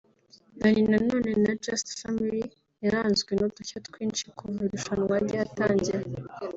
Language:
Kinyarwanda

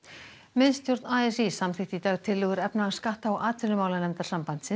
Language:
Icelandic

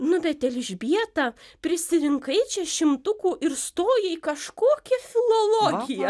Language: Lithuanian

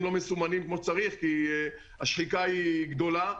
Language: Hebrew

